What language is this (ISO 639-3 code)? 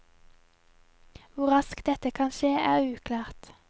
nor